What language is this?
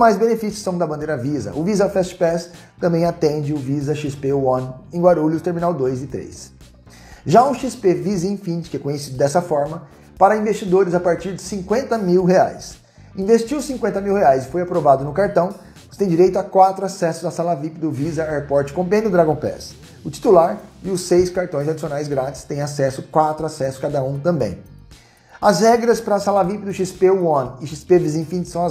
Portuguese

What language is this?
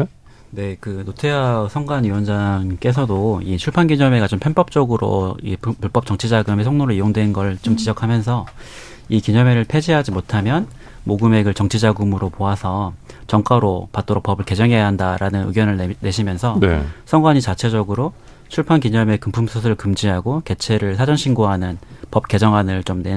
Korean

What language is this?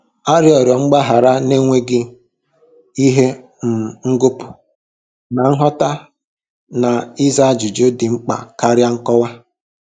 Igbo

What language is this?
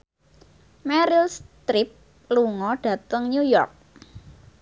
Javanese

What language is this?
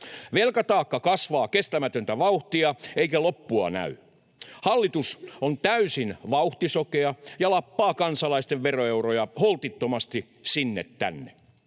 Finnish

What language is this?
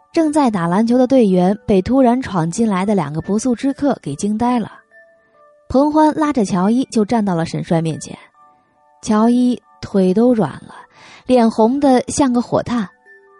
Chinese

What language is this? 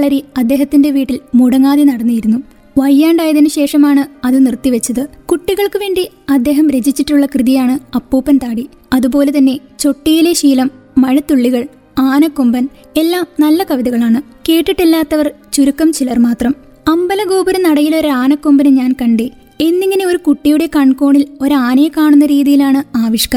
Malayalam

